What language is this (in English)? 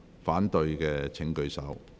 Cantonese